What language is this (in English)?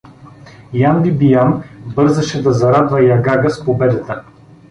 Bulgarian